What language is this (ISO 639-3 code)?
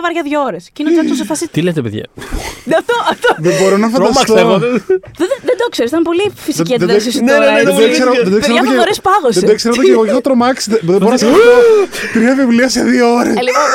ell